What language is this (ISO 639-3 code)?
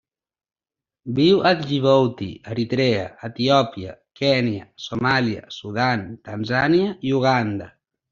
cat